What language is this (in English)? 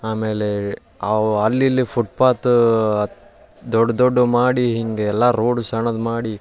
Kannada